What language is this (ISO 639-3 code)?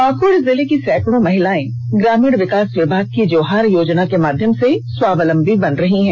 hin